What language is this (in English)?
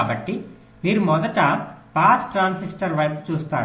Telugu